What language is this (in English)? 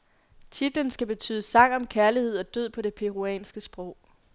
Danish